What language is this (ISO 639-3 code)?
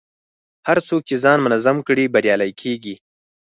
pus